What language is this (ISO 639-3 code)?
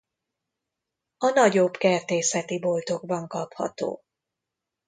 hun